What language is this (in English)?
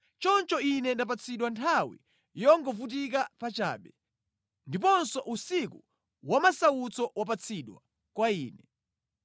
Nyanja